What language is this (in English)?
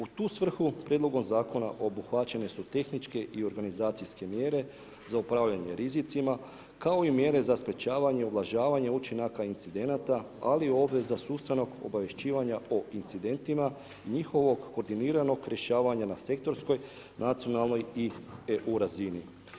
Croatian